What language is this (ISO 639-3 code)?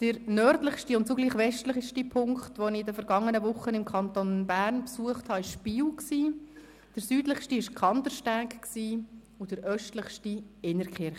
gsw